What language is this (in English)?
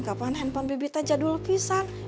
Indonesian